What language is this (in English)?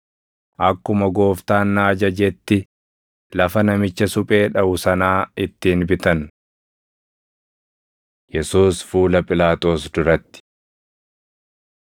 Oromo